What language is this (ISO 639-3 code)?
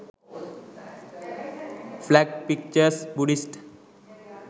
sin